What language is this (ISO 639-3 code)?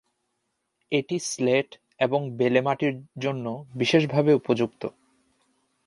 ben